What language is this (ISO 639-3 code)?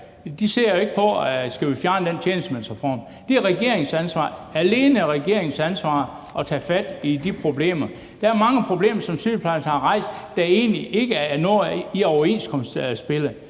dan